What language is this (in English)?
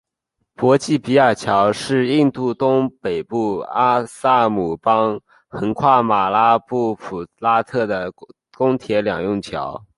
Chinese